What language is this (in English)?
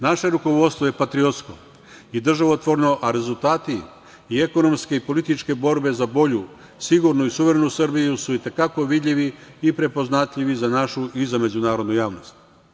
Serbian